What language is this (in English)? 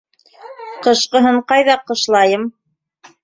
Bashkir